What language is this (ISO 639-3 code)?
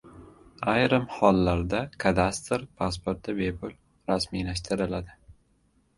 uzb